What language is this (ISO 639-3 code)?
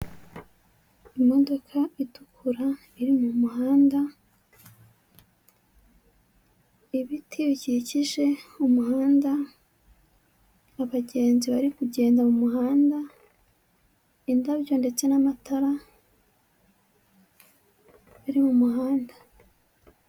kin